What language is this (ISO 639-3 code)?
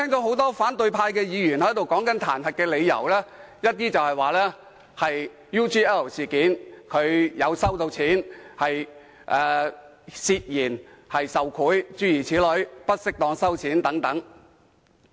yue